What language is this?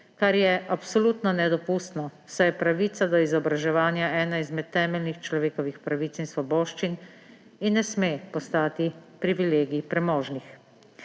Slovenian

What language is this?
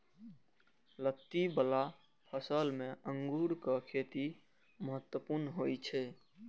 Maithili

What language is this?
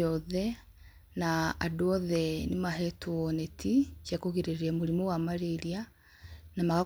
Kikuyu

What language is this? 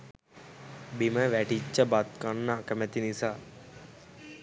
Sinhala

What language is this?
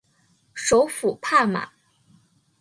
Chinese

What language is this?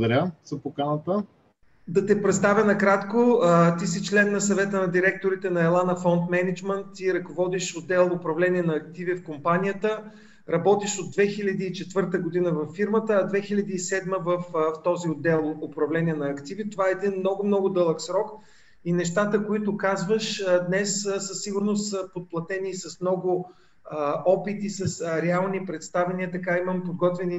Bulgarian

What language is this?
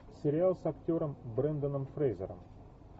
Russian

